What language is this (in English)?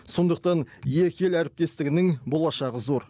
Kazakh